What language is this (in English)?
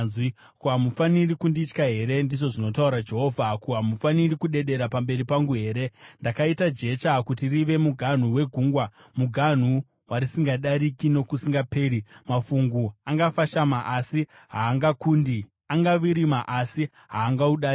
Shona